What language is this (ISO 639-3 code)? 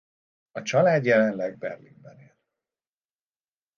hun